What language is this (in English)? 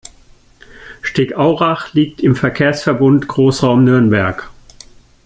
German